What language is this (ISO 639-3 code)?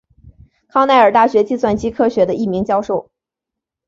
zho